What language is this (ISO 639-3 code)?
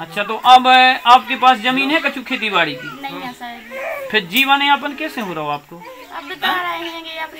hin